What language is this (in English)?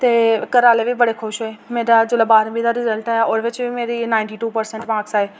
Dogri